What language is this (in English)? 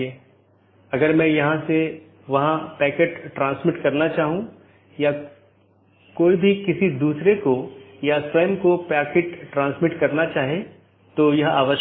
Hindi